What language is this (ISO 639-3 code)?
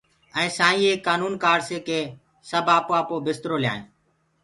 ggg